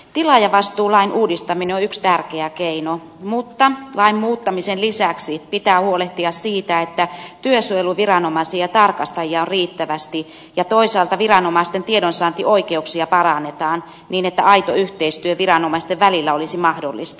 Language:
Finnish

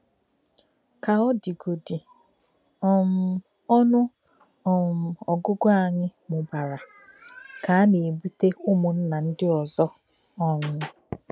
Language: Igbo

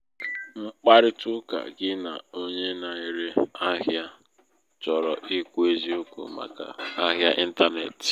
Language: Igbo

